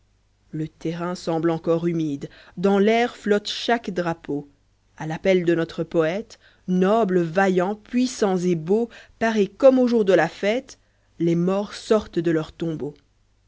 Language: French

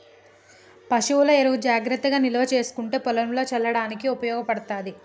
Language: Telugu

